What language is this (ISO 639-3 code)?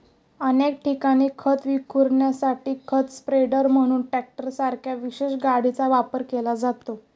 mar